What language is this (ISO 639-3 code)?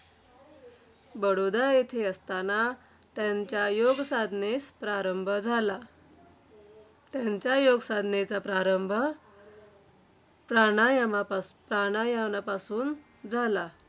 mar